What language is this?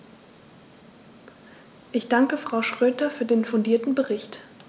German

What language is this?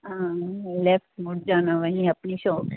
Punjabi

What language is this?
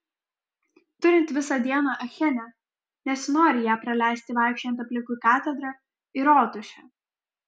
Lithuanian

